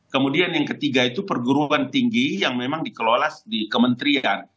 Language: Indonesian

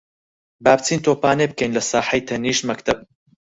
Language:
Central Kurdish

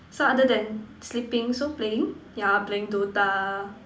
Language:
English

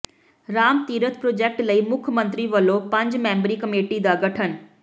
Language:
Punjabi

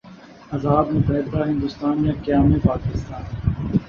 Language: Urdu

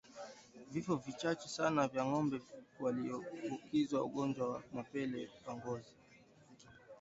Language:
Swahili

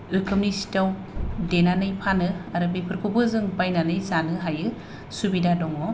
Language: Bodo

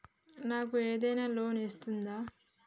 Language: Telugu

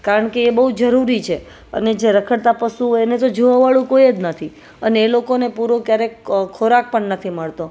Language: Gujarati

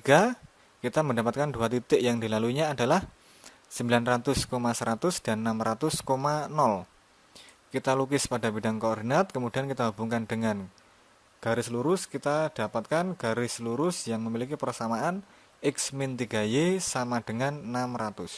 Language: Indonesian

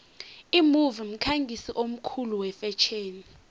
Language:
South Ndebele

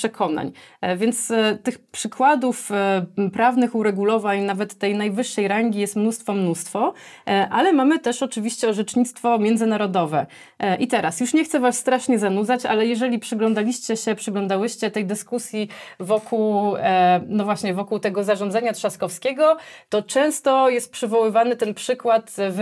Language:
Polish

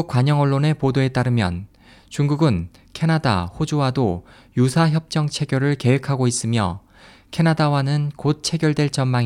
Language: Korean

